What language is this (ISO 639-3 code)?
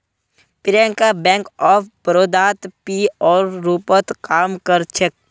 mag